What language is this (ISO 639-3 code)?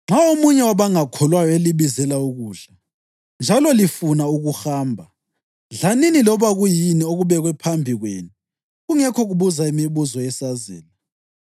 nde